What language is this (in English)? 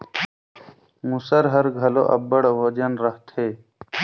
Chhattisgarhi